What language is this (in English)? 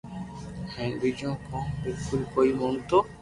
Loarki